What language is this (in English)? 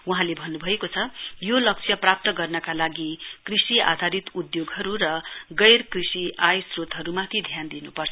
Nepali